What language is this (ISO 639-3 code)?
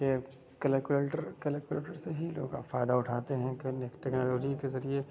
urd